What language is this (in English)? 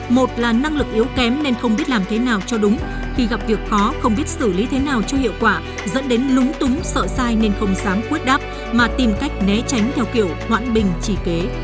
Vietnamese